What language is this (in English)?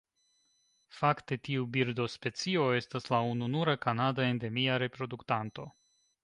Esperanto